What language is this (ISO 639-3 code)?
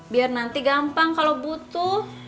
ind